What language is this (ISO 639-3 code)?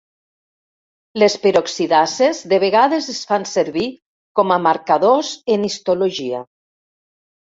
cat